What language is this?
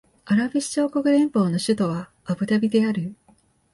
Japanese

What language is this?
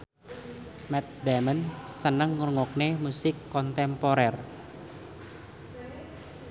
Javanese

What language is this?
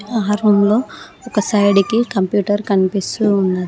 Telugu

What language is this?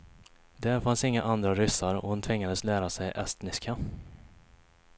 Swedish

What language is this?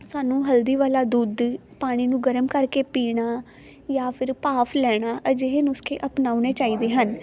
Punjabi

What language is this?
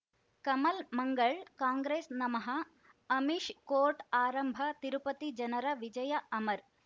Kannada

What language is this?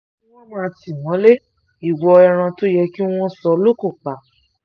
Yoruba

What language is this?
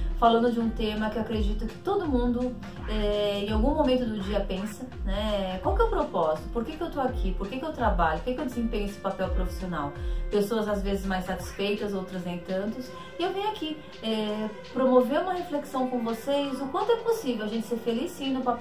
Portuguese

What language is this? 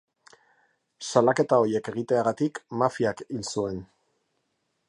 Basque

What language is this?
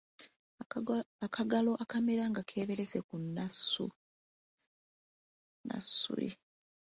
Ganda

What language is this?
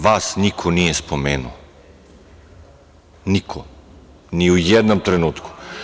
Serbian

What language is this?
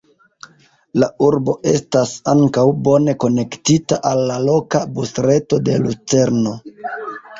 Esperanto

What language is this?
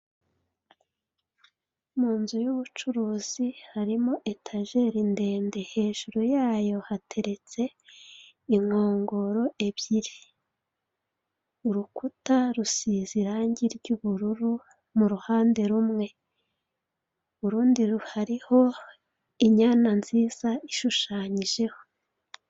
Kinyarwanda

